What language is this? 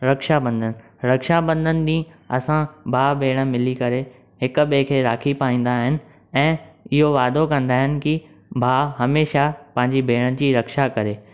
Sindhi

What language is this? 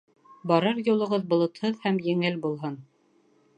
Bashkir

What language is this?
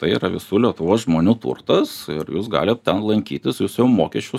Lithuanian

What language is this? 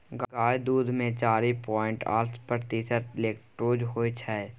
Maithili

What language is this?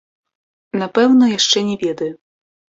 Belarusian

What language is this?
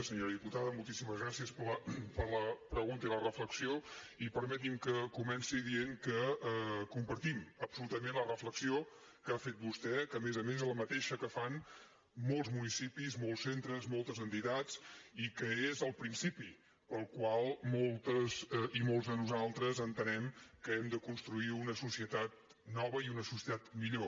Catalan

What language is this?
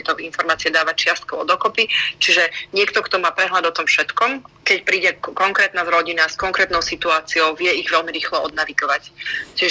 Slovak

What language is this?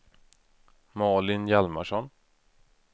Swedish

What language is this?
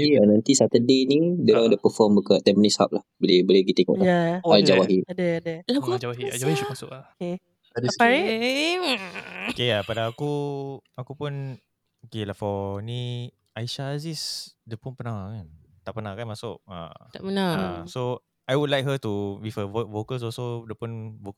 Malay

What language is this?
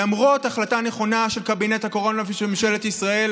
Hebrew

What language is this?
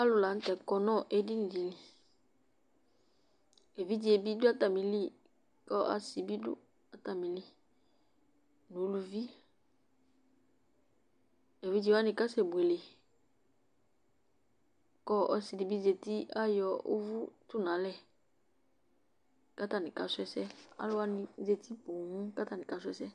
Ikposo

